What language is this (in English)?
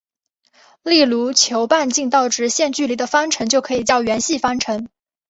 Chinese